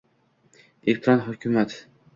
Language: Uzbek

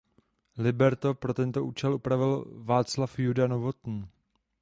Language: Czech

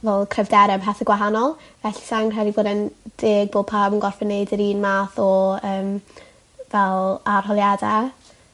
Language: Welsh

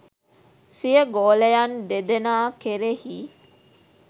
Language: Sinhala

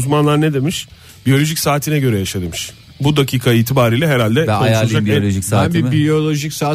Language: Turkish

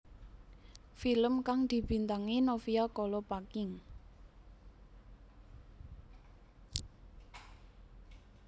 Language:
Javanese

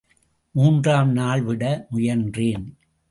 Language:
Tamil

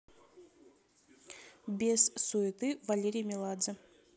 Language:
Russian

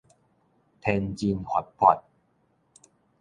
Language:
Min Nan Chinese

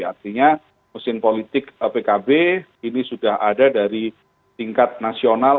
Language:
Indonesian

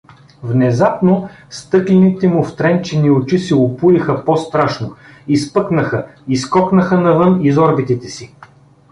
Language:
Bulgarian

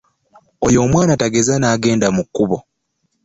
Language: Ganda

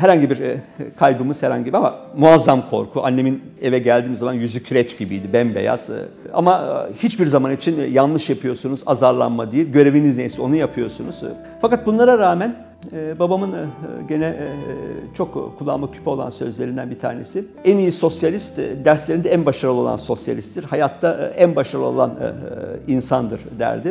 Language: Turkish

